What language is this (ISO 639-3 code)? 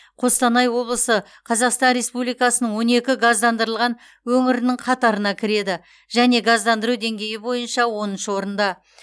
kaz